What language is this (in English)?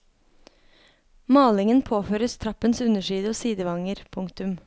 Norwegian